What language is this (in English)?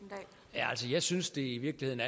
Danish